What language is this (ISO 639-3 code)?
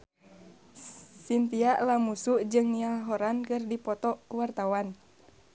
sun